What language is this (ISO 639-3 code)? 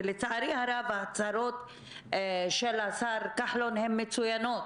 heb